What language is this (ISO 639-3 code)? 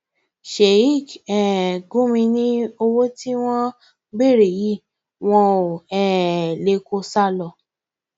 yor